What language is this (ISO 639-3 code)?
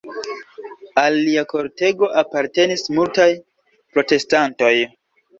epo